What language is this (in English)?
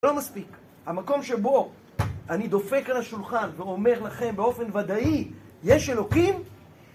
Hebrew